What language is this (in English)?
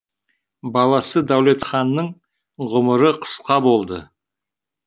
Kazakh